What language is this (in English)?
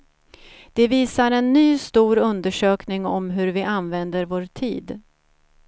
Swedish